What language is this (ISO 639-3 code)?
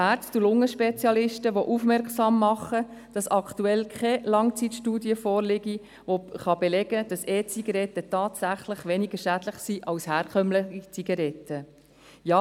gsw